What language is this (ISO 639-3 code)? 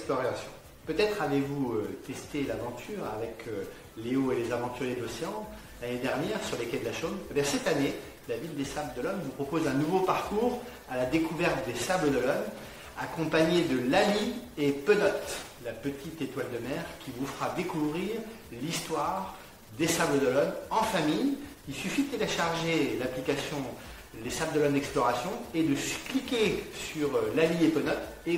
fra